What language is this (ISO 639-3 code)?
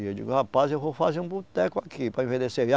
por